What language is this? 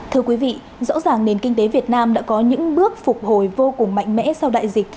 Vietnamese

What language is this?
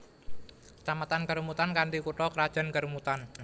Javanese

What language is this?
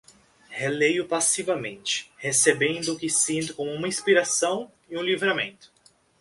Portuguese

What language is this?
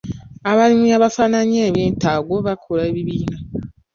Ganda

